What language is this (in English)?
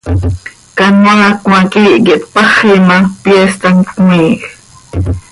Seri